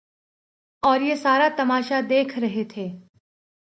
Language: Urdu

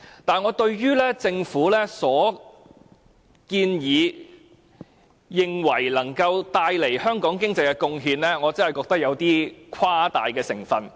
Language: Cantonese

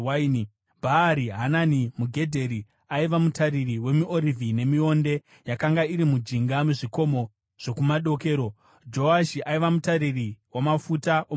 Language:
Shona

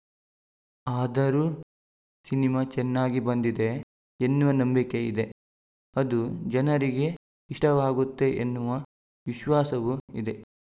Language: Kannada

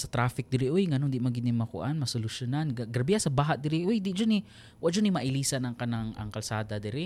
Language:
Filipino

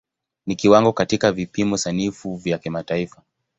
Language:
Swahili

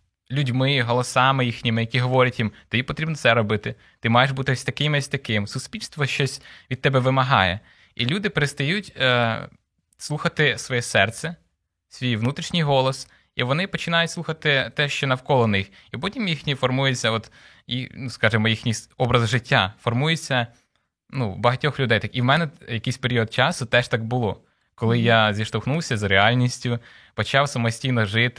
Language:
Ukrainian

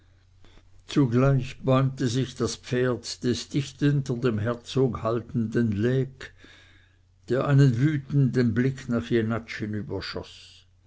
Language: German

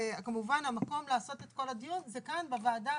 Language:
Hebrew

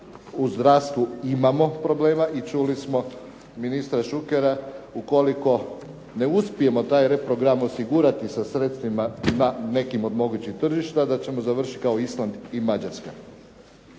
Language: Croatian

